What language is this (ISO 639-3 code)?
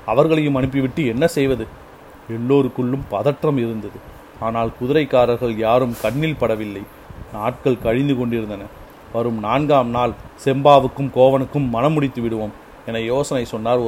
tam